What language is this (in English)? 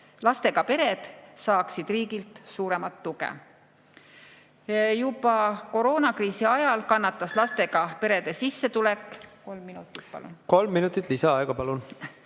Estonian